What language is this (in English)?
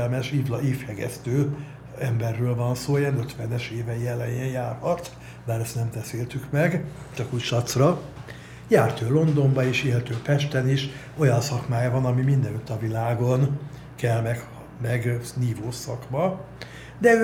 Hungarian